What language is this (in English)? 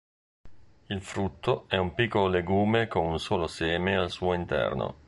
Italian